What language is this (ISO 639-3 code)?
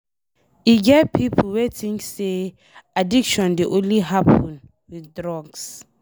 pcm